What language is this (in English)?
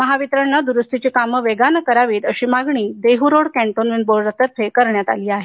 Marathi